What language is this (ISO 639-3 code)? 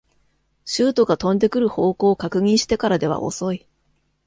jpn